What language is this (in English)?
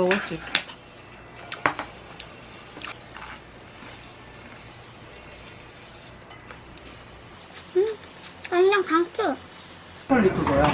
Korean